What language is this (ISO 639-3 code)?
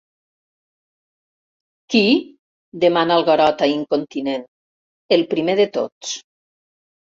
cat